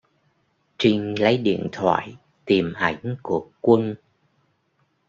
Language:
Vietnamese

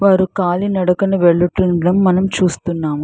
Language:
Telugu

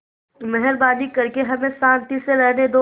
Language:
Hindi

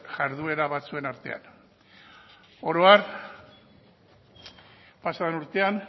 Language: Basque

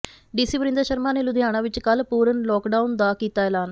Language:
Punjabi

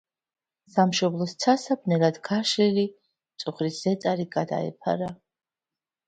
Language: Georgian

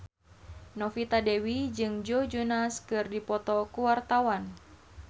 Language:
Sundanese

